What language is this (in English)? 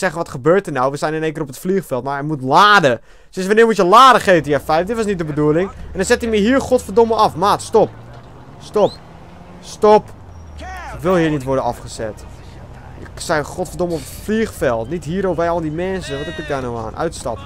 Dutch